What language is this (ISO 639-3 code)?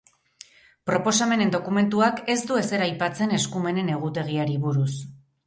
eus